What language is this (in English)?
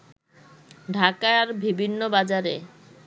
Bangla